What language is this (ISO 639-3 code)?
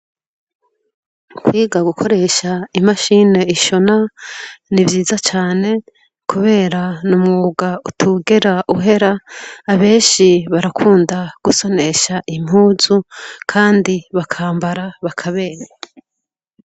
run